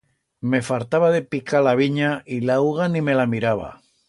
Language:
Aragonese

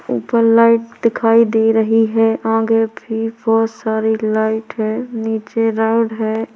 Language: Hindi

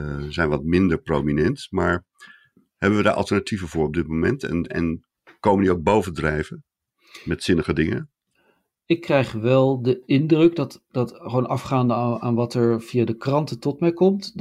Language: Dutch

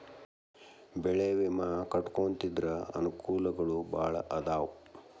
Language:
Kannada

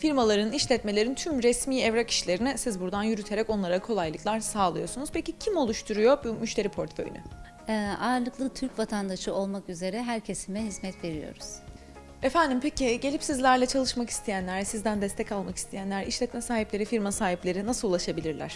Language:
Turkish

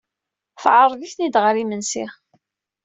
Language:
Kabyle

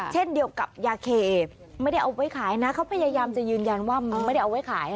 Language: Thai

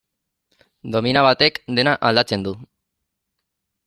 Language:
Basque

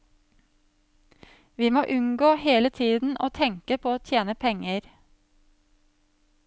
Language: Norwegian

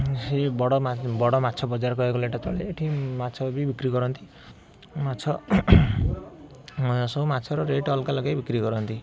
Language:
Odia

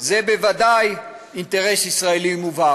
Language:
Hebrew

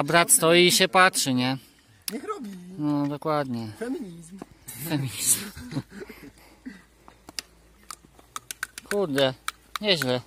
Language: Polish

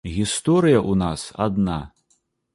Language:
Belarusian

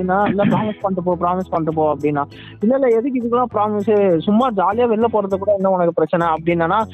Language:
Tamil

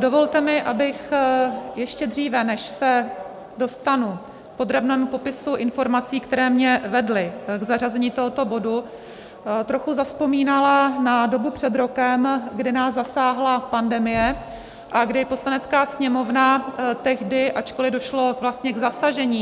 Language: Czech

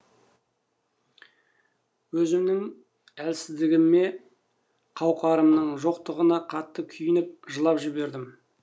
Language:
Kazakh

